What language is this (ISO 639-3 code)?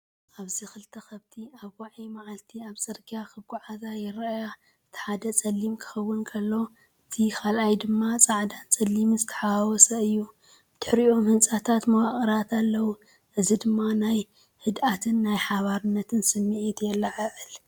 tir